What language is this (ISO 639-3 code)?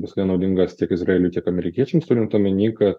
lit